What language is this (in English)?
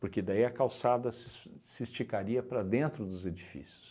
Portuguese